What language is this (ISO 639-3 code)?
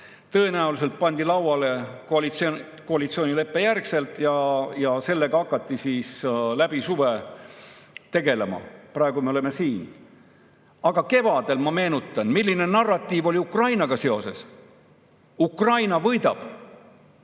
est